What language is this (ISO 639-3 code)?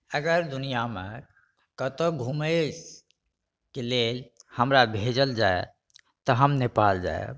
mai